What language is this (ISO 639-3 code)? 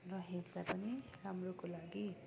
nep